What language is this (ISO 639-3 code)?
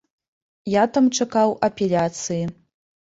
bel